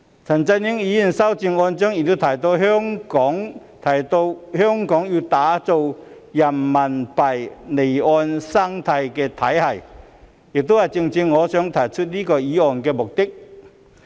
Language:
Cantonese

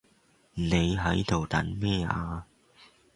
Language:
Cantonese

